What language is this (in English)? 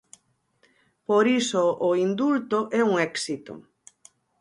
Galician